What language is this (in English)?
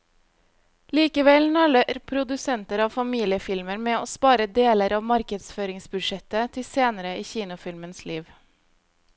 Norwegian